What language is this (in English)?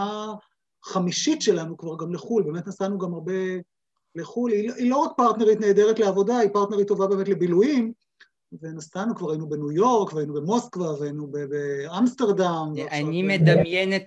Hebrew